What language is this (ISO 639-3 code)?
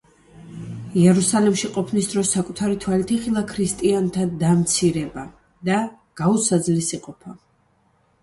kat